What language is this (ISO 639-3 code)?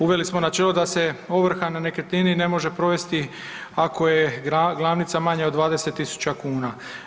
hrv